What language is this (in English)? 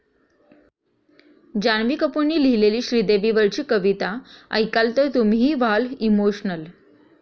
Marathi